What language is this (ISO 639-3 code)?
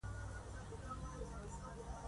pus